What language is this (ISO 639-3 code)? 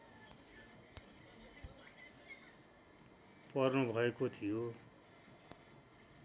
nep